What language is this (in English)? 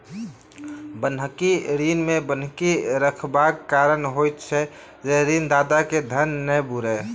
Maithili